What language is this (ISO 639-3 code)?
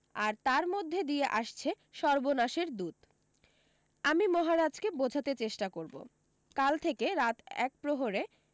ben